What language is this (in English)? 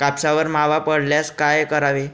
Marathi